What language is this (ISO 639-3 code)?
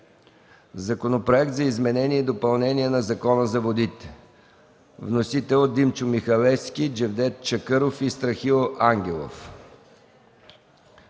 bul